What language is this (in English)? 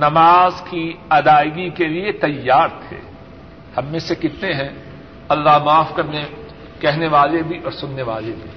Urdu